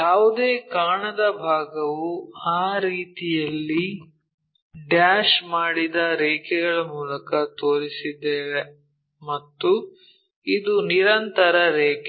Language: Kannada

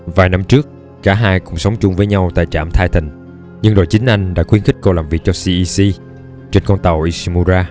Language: Vietnamese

